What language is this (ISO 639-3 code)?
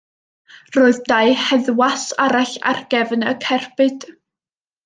cym